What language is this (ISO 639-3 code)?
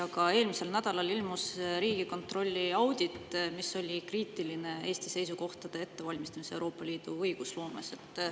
est